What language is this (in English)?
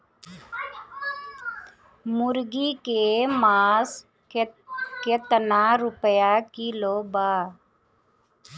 Bhojpuri